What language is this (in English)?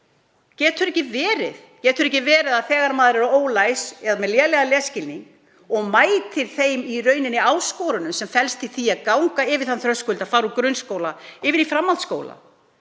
Icelandic